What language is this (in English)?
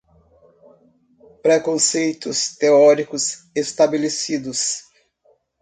Portuguese